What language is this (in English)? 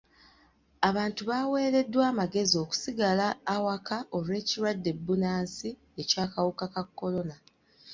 Ganda